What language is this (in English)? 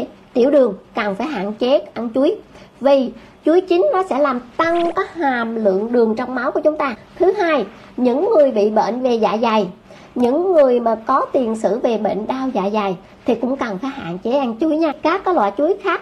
Vietnamese